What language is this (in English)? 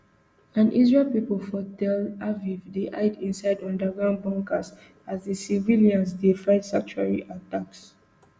Nigerian Pidgin